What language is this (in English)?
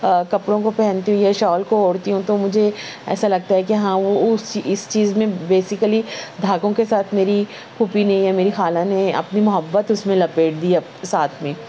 Urdu